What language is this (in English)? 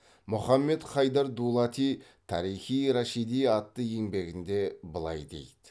Kazakh